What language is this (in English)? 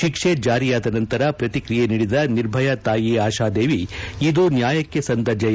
Kannada